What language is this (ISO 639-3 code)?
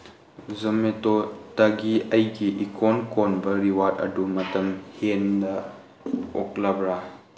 mni